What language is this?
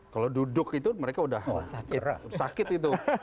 Indonesian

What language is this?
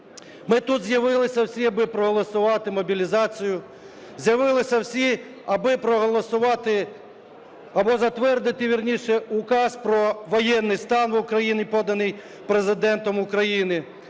Ukrainian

